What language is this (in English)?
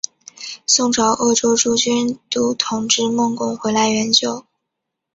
Chinese